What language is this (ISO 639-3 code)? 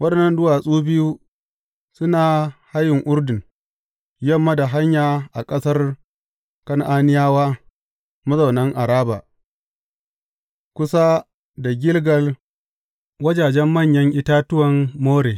hau